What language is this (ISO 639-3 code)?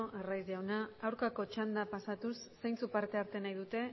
eus